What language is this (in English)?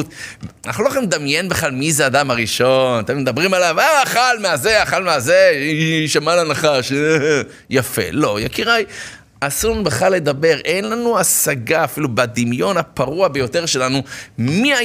Hebrew